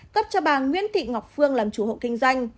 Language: Vietnamese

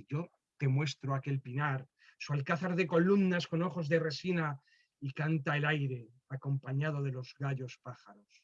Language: Spanish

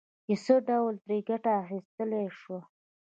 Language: Pashto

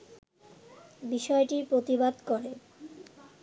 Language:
Bangla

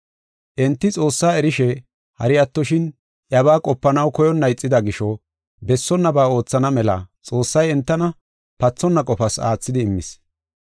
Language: Gofa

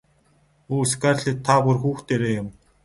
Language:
Mongolian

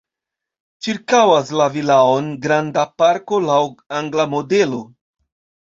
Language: Esperanto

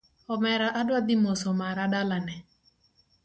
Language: Luo (Kenya and Tanzania)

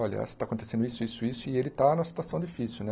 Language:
Portuguese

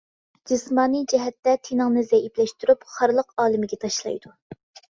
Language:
Uyghur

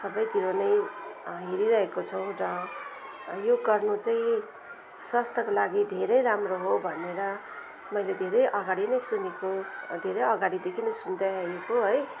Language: Nepali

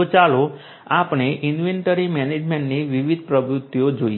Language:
Gujarati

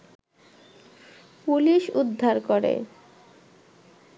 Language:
Bangla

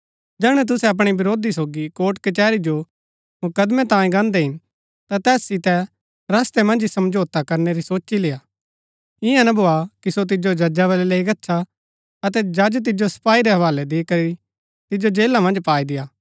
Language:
Gaddi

